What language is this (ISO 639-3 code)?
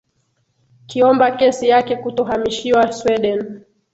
swa